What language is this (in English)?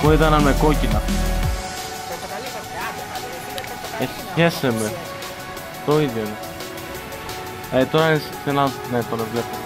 Greek